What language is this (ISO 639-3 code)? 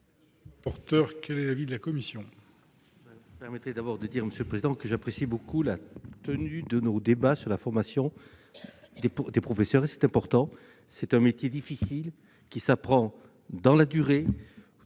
fra